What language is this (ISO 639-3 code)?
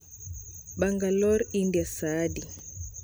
luo